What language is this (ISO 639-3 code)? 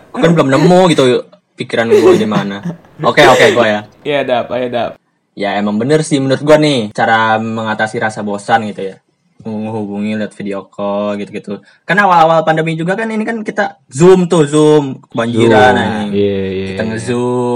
ind